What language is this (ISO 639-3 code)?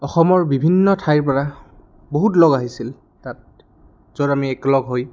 asm